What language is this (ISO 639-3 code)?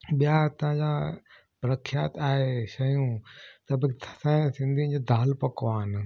snd